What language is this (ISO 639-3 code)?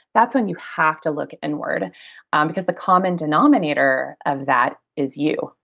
eng